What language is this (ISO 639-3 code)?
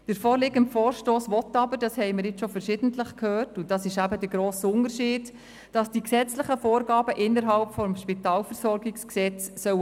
gsw